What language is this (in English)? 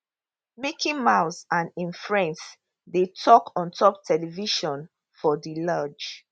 Nigerian Pidgin